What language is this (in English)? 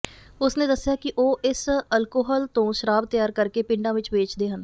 Punjabi